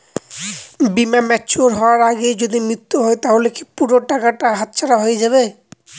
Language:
Bangla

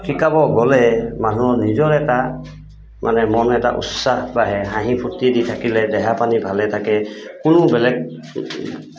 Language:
Assamese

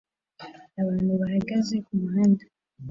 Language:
Kinyarwanda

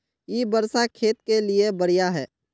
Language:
Magahi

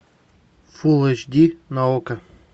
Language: Russian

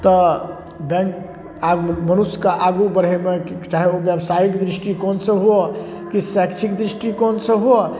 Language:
Maithili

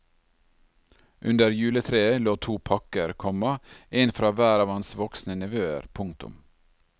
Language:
Norwegian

